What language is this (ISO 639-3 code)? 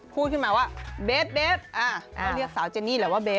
tha